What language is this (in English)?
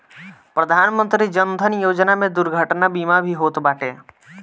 Bhojpuri